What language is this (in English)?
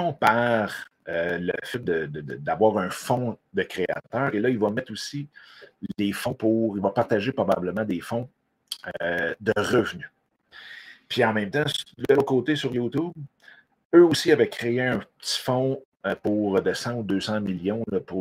French